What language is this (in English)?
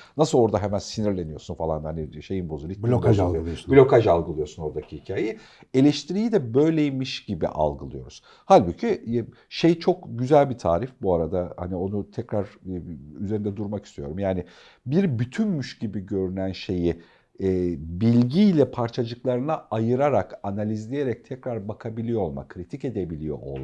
Turkish